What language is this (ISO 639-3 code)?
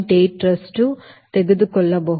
kan